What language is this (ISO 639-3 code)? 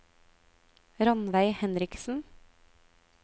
nor